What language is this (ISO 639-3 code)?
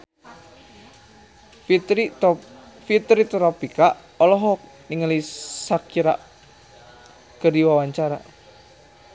sun